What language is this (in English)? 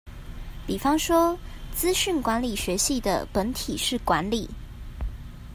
Chinese